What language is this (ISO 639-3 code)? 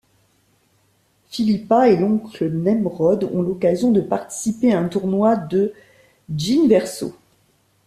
fra